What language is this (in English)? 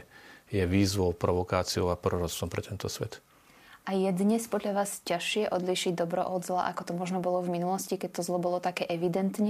Slovak